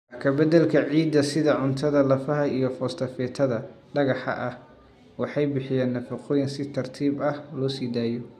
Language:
Somali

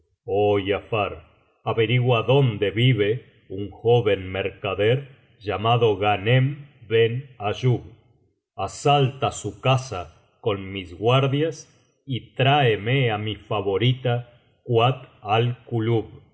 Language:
Spanish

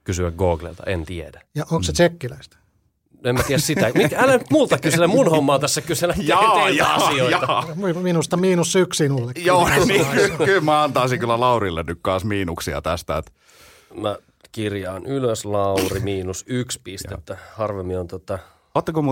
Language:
Finnish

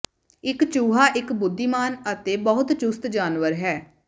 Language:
Punjabi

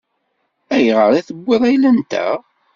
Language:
Kabyle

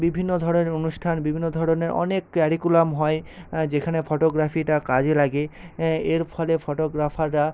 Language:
Bangla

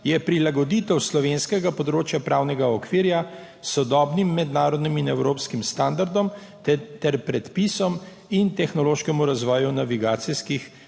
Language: Slovenian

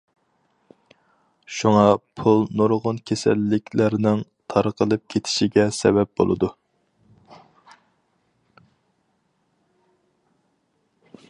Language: Uyghur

